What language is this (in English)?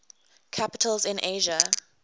English